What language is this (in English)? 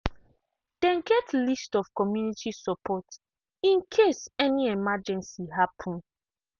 Nigerian Pidgin